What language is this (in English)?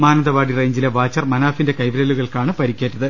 Malayalam